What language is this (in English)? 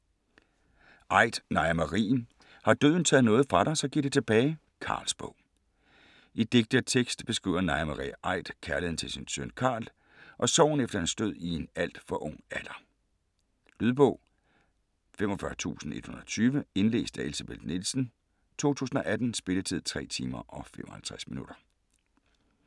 Danish